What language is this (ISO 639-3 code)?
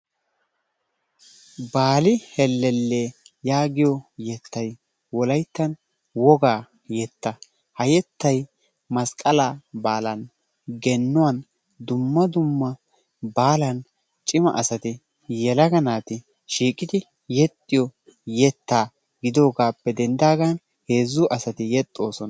wal